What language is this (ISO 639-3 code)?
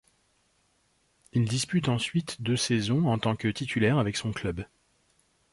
fra